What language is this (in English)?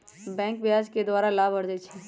Magahi